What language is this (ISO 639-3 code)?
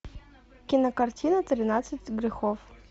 rus